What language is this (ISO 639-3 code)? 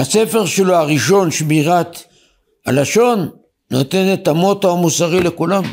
heb